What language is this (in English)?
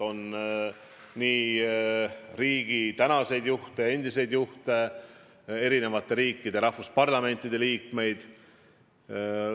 Estonian